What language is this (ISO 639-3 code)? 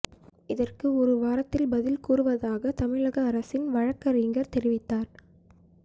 tam